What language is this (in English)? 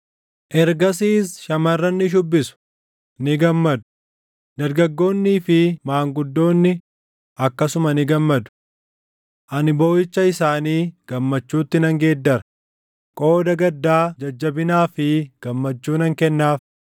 Oromo